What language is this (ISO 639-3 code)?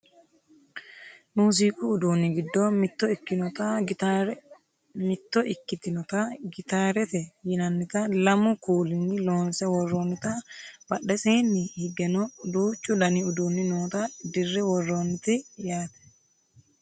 sid